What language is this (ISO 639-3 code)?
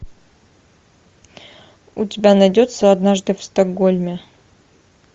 rus